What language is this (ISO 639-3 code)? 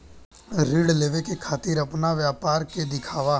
bho